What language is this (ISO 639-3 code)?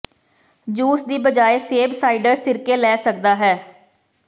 pan